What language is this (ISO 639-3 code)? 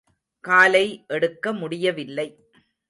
tam